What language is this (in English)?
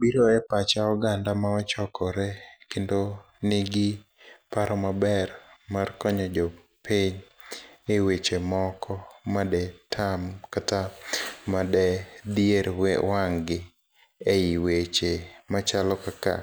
Luo (Kenya and Tanzania)